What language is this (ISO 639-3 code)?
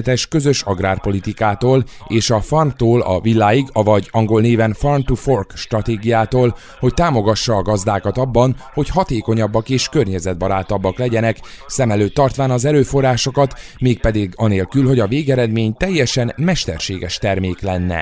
hun